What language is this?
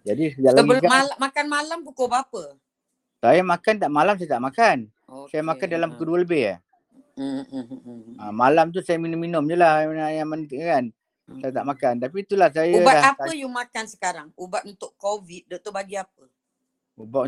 Malay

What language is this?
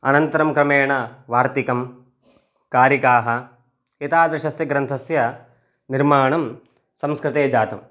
Sanskrit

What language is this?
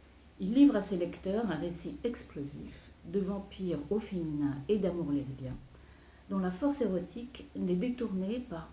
French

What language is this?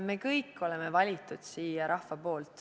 Estonian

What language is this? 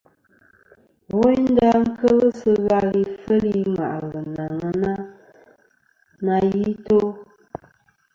Kom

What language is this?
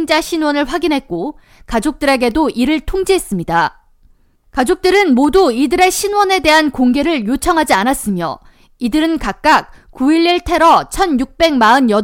Korean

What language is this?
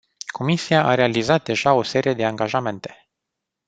Romanian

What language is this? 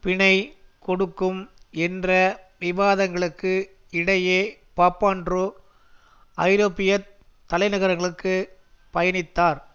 Tamil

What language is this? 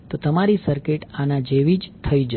Gujarati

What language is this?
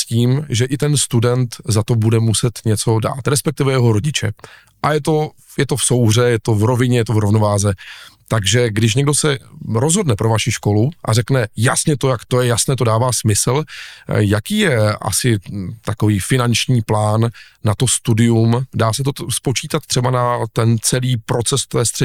Czech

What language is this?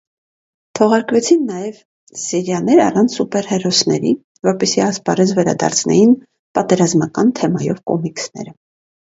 Armenian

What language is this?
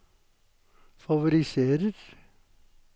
Norwegian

